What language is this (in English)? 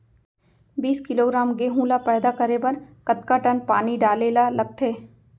Chhattisgarhi